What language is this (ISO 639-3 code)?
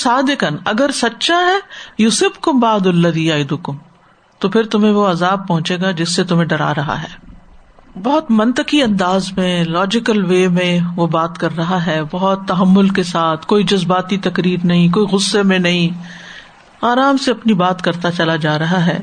urd